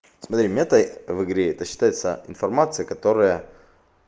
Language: Russian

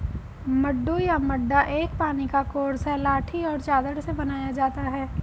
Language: Hindi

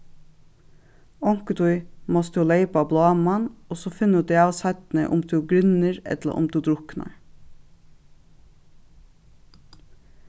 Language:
Faroese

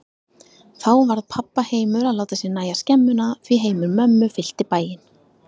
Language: Icelandic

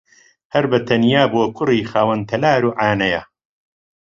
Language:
Central Kurdish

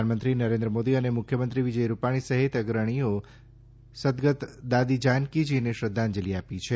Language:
Gujarati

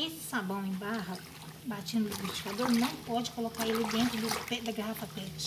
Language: Portuguese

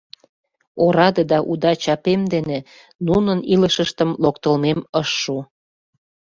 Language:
Mari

